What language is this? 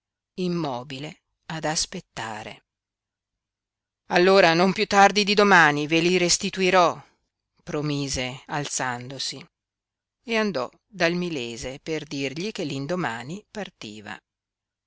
Italian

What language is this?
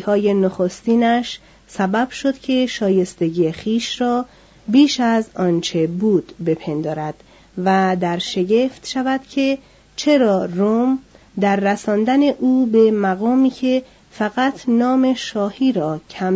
Persian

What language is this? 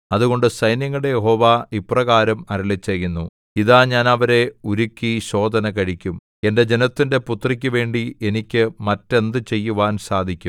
Malayalam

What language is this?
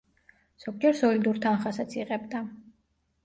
Georgian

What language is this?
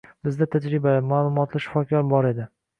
Uzbek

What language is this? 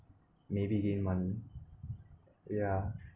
English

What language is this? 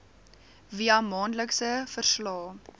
Afrikaans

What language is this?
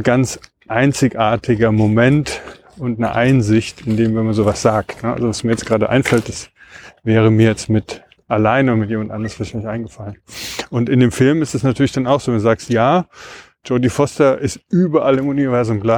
German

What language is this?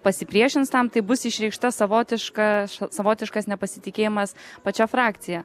Lithuanian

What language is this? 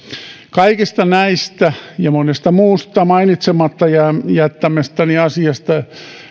Finnish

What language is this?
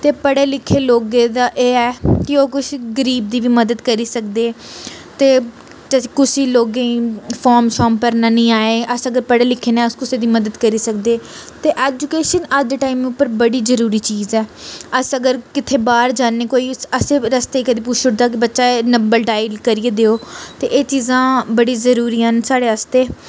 Dogri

